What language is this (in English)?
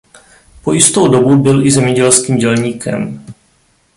Czech